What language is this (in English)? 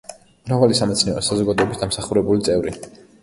Georgian